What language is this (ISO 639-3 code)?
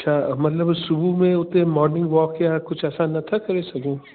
snd